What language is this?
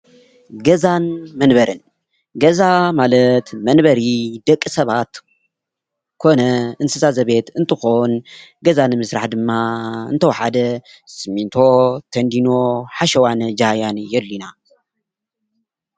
Tigrinya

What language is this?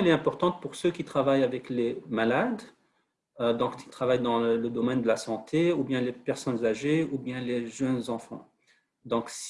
French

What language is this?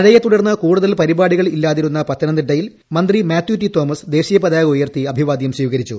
Malayalam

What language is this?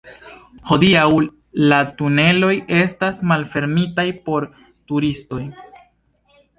Esperanto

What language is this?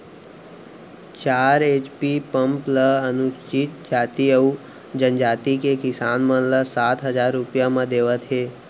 Chhattisgarhi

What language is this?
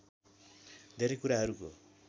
Nepali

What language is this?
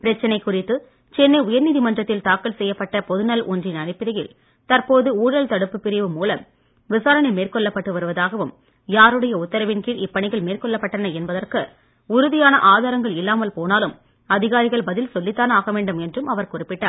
Tamil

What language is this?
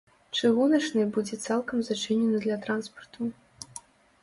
Belarusian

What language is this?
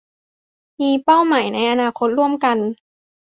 Thai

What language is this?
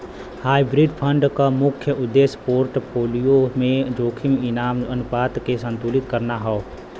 Bhojpuri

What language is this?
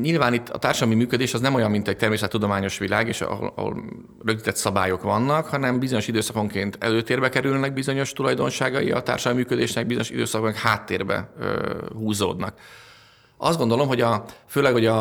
Hungarian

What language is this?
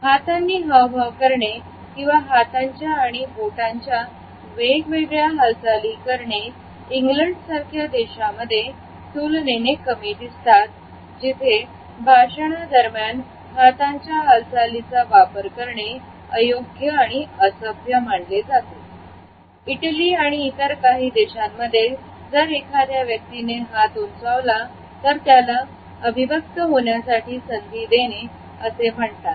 Marathi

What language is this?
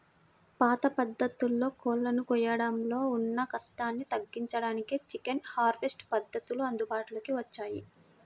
Telugu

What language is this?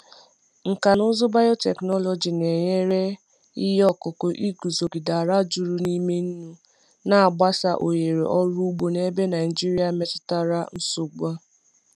Igbo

